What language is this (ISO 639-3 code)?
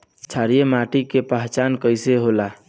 bho